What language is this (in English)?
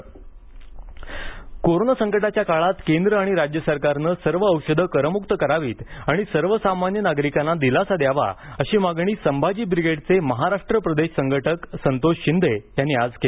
Marathi